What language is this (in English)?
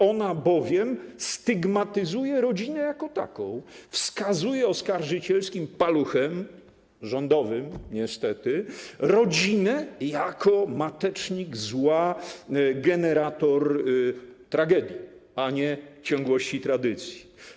Polish